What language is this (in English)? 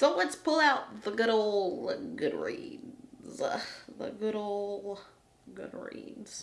English